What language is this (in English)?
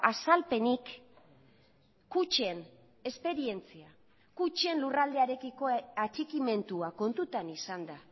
Basque